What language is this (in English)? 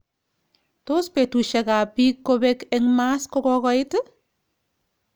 Kalenjin